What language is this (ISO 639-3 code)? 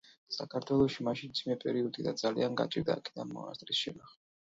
kat